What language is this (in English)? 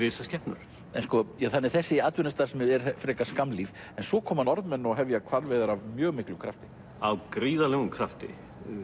Icelandic